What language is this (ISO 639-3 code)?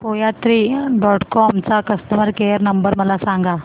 mar